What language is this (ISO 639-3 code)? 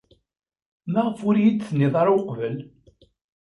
kab